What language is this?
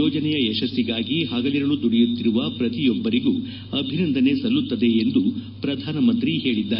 Kannada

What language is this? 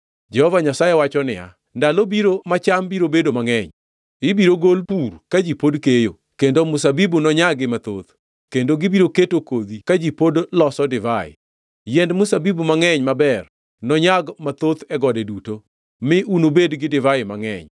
Luo (Kenya and Tanzania)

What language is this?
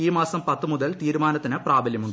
Malayalam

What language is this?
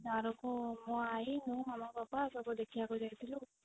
Odia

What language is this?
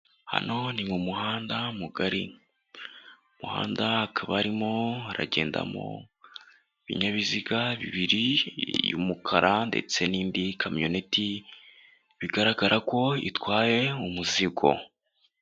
Kinyarwanda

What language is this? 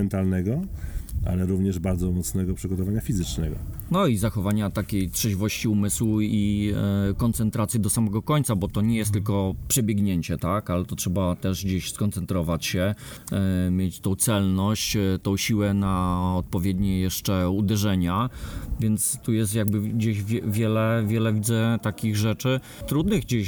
Polish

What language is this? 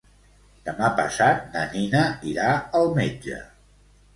Catalan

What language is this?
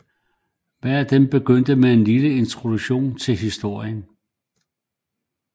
Danish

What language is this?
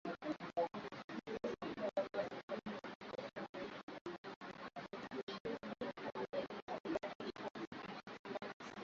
Swahili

